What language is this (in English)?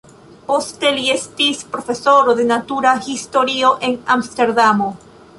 Esperanto